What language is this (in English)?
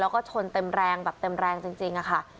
Thai